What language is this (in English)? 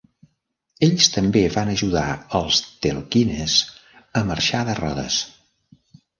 Catalan